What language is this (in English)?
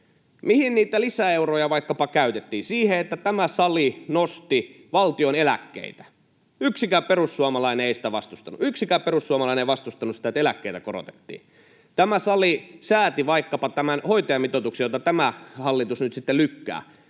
Finnish